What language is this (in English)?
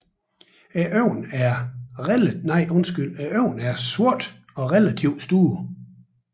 Danish